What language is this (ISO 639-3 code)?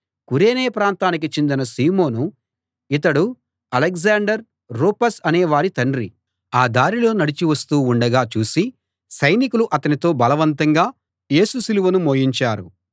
tel